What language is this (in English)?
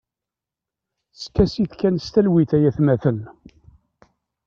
Kabyle